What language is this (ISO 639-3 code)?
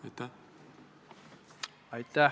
est